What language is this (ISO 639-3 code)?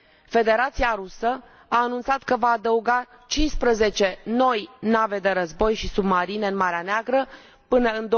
ron